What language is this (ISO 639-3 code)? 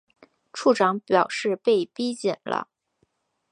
zho